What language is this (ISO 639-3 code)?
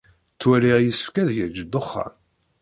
kab